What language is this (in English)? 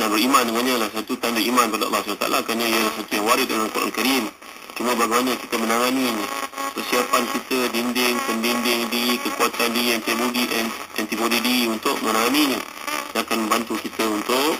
Malay